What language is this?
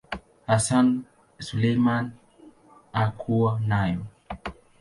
Swahili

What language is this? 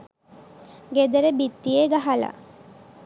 Sinhala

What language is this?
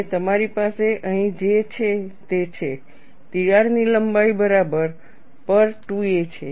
Gujarati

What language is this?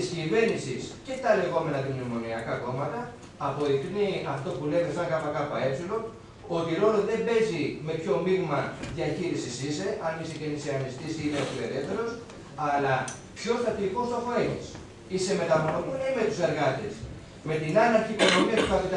Greek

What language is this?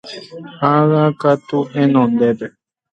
Guarani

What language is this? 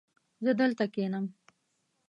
Pashto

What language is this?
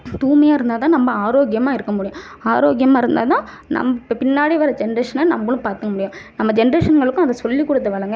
Tamil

